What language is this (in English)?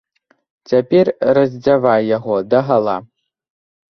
Belarusian